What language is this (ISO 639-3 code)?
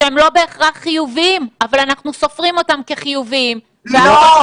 heb